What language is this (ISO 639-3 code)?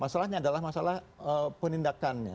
ind